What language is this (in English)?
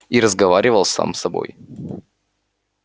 Russian